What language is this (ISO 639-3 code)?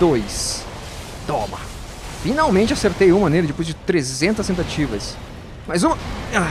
por